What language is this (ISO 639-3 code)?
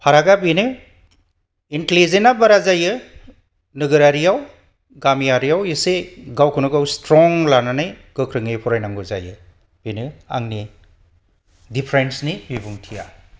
brx